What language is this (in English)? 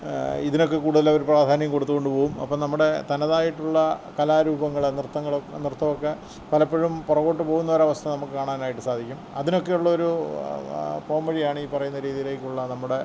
Malayalam